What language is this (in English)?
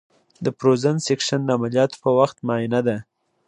Pashto